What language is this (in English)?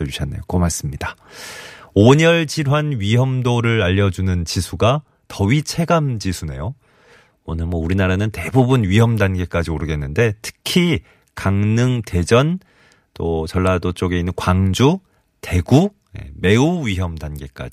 Korean